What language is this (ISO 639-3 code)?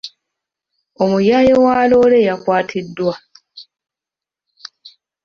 lug